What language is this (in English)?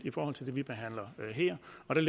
Danish